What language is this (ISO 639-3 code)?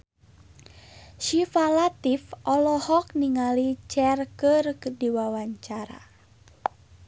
sun